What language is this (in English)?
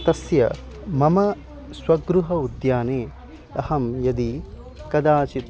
Sanskrit